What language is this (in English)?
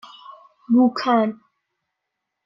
Persian